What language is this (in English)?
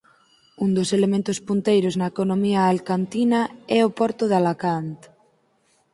Galician